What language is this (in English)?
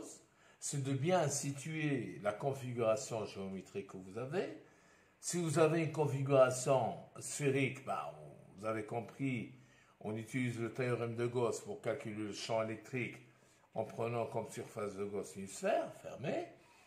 French